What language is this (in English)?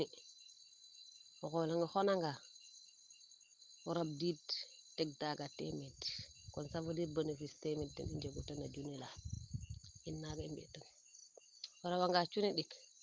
Serer